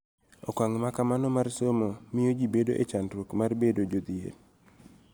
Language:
Luo (Kenya and Tanzania)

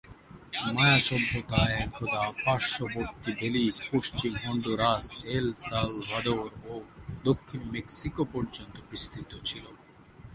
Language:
Bangla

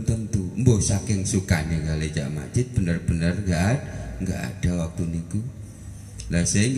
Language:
Indonesian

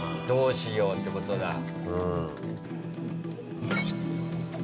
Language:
Japanese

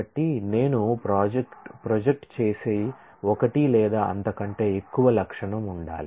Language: Telugu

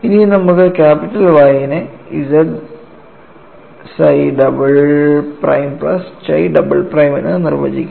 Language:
Malayalam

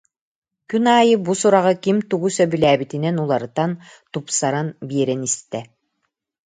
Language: Yakut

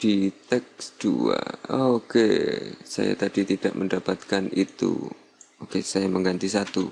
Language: Indonesian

